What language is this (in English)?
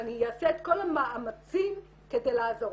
Hebrew